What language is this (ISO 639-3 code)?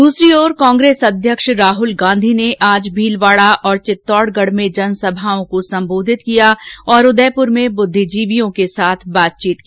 hin